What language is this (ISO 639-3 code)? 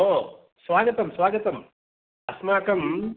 san